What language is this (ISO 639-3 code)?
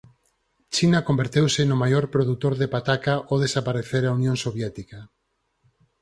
glg